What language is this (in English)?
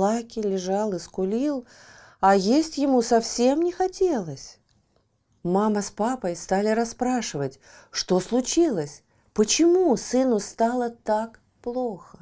Russian